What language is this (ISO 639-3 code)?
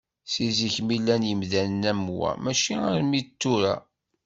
kab